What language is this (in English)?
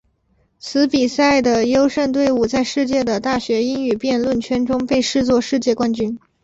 Chinese